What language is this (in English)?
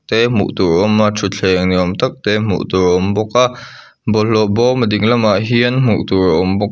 Mizo